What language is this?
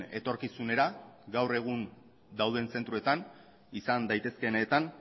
Basque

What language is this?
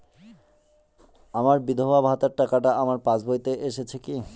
Bangla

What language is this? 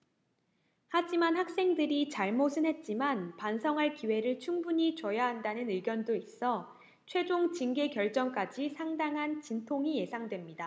Korean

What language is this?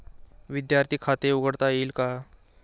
Marathi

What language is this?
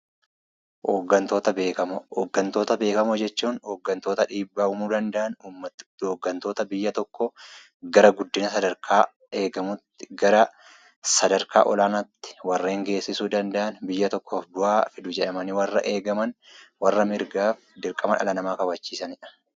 Oromo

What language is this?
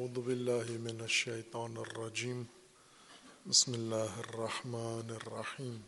Urdu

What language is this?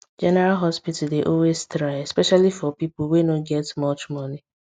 Nigerian Pidgin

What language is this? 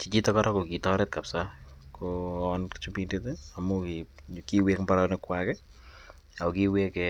Kalenjin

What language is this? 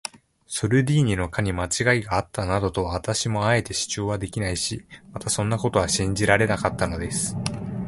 Japanese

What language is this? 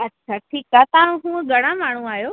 Sindhi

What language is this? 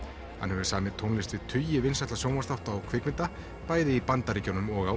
Icelandic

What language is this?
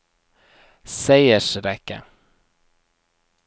Norwegian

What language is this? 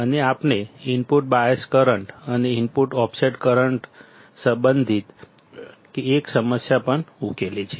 Gujarati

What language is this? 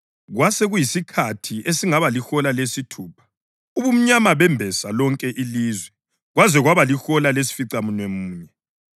North Ndebele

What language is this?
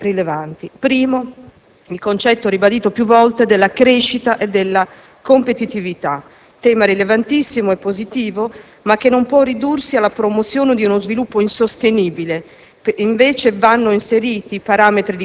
Italian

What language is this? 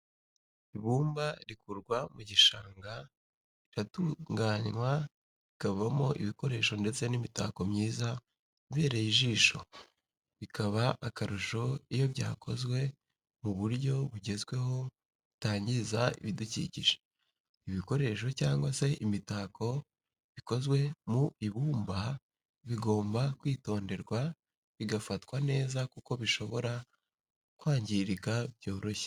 Kinyarwanda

